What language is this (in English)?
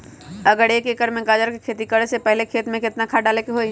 Magahi